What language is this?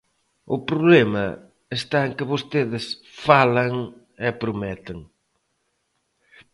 Galician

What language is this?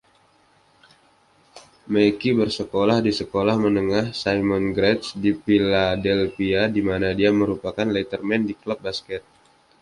Indonesian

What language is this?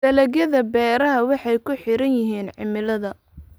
Somali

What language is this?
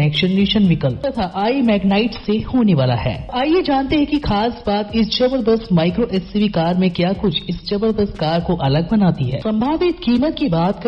Hindi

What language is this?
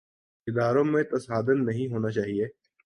Urdu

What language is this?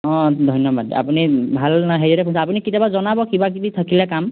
Assamese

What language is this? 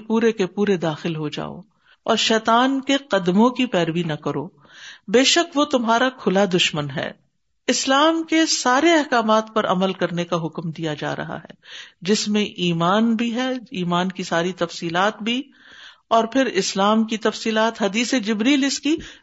Urdu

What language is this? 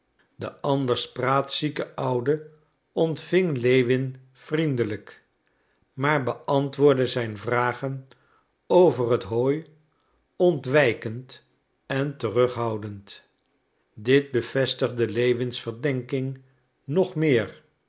Dutch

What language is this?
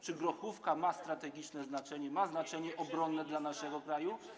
Polish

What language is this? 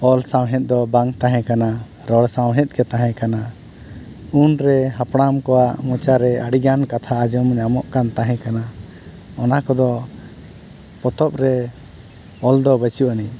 Santali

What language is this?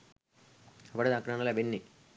Sinhala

